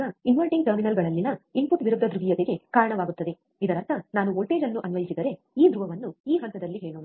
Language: Kannada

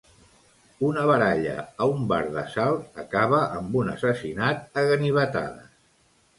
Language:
Catalan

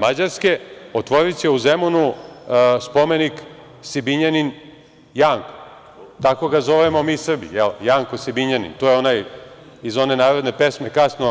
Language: Serbian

